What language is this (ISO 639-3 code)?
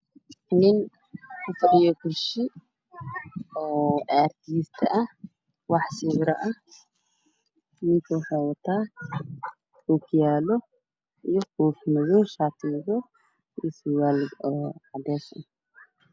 som